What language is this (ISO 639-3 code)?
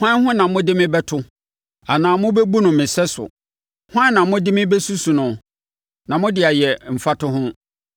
aka